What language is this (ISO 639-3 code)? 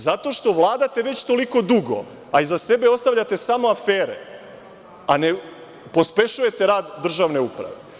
srp